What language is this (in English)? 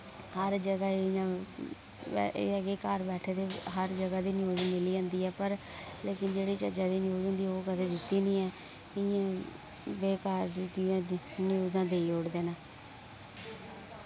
Dogri